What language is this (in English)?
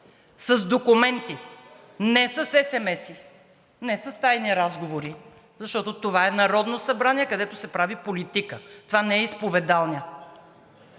Bulgarian